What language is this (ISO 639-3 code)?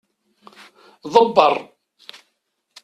kab